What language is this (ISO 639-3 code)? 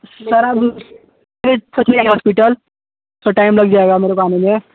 hin